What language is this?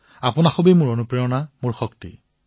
Assamese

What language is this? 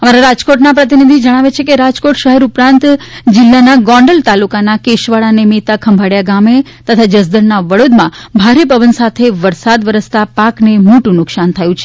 Gujarati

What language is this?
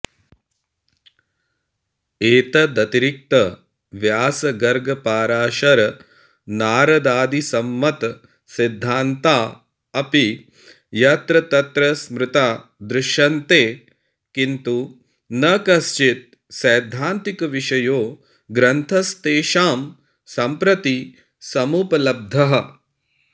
Sanskrit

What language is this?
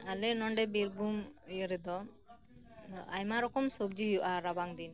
Santali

